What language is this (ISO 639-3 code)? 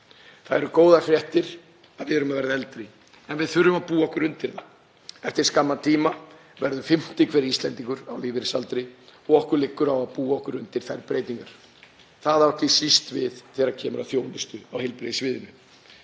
isl